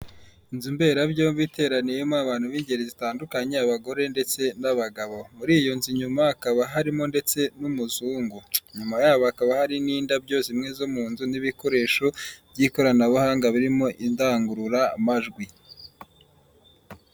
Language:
Kinyarwanda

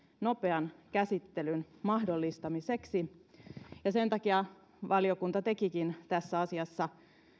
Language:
Finnish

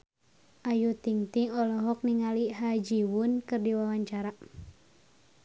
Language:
Sundanese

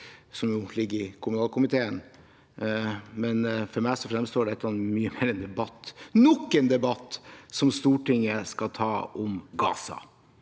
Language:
Norwegian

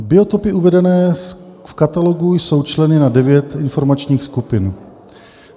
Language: Czech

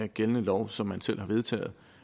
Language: Danish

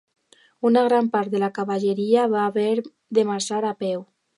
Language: Catalan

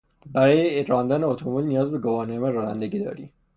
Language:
Persian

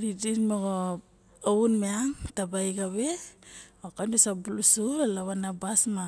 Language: Barok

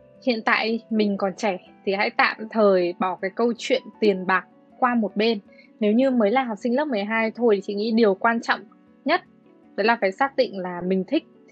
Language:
Vietnamese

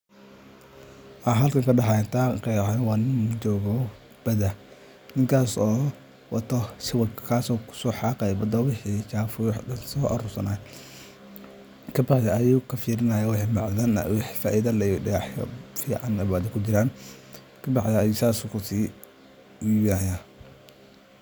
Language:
Somali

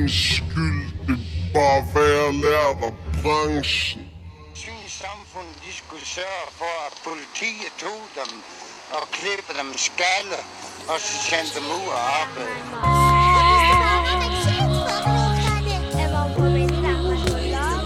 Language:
Danish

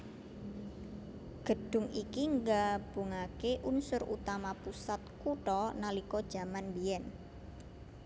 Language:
Javanese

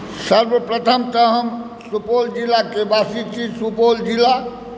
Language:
Maithili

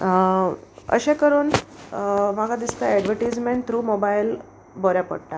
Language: Konkani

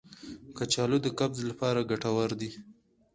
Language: Pashto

